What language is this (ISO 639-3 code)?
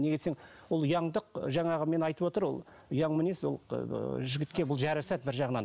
kaz